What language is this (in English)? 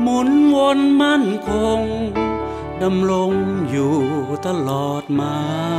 Thai